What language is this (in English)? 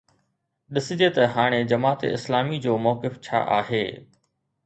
Sindhi